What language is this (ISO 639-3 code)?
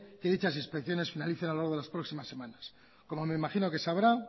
spa